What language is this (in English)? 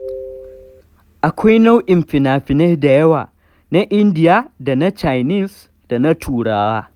Hausa